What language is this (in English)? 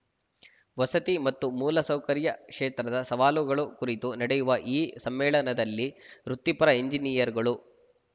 Kannada